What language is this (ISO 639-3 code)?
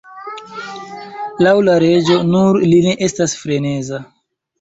epo